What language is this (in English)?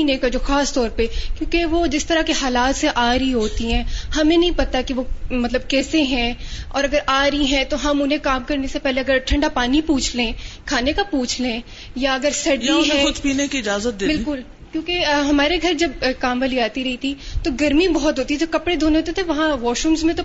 Urdu